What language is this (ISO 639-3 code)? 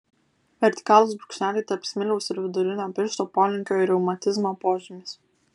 lit